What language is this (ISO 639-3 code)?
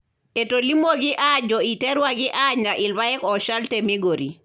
mas